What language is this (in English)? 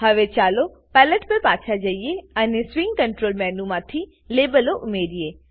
Gujarati